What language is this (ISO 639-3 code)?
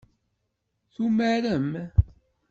kab